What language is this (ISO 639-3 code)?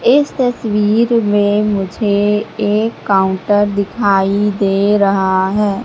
hin